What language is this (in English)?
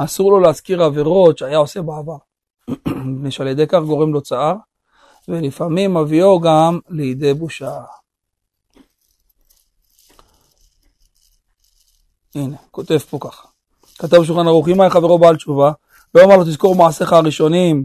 Hebrew